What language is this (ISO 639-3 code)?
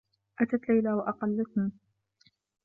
ara